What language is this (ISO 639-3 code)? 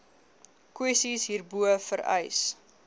afr